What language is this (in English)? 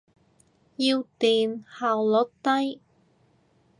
Cantonese